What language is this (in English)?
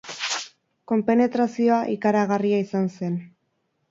Basque